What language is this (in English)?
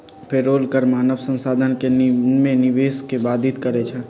Magahi